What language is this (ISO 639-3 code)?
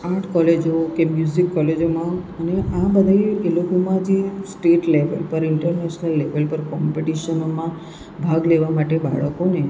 guj